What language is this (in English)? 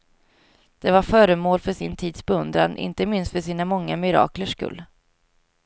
Swedish